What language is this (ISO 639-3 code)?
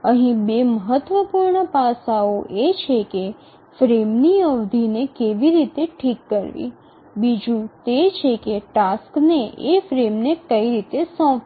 guj